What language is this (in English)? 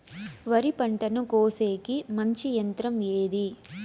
Telugu